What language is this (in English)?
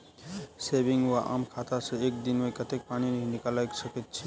Maithili